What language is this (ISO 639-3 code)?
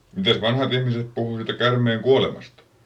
fin